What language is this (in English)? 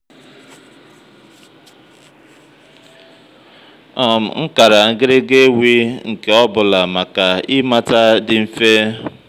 Igbo